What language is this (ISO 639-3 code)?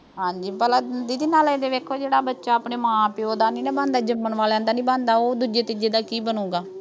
pan